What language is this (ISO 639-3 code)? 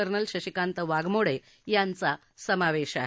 mar